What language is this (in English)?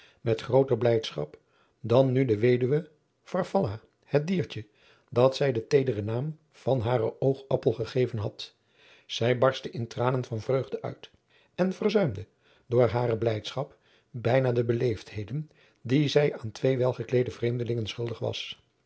Dutch